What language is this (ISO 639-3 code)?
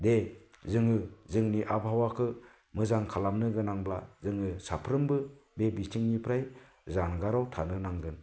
brx